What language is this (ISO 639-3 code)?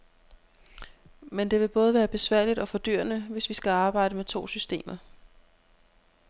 dan